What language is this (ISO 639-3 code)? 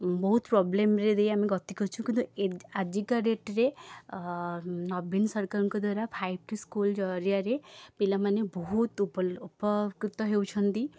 ori